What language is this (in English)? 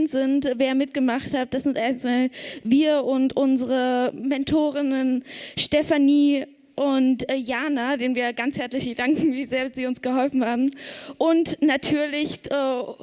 German